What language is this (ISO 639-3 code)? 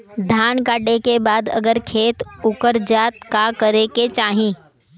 bho